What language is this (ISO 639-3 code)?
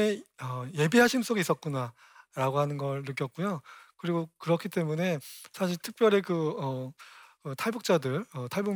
kor